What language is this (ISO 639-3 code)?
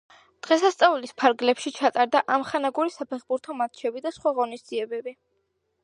kat